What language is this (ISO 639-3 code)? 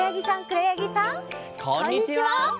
jpn